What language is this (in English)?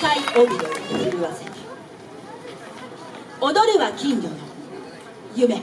Japanese